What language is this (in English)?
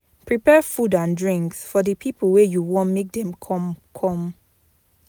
Nigerian Pidgin